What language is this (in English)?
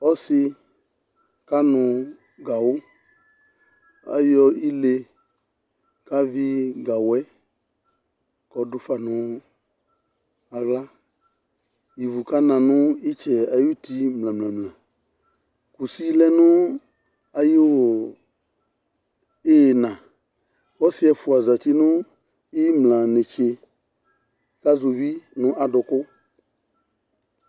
Ikposo